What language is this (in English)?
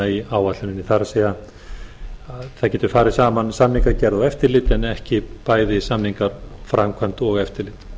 Icelandic